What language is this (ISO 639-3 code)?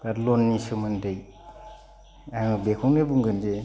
brx